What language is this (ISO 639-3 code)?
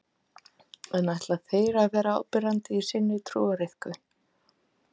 isl